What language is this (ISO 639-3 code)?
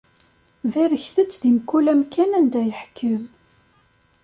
kab